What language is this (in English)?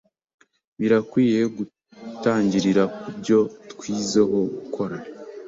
Kinyarwanda